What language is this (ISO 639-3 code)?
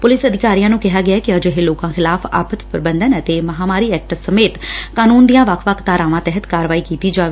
pan